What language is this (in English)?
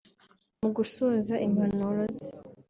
Kinyarwanda